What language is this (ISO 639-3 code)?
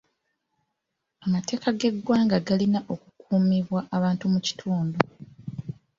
lug